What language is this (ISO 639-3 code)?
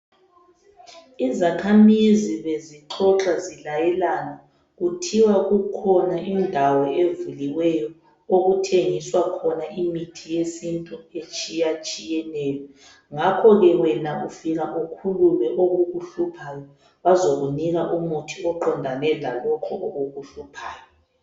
nde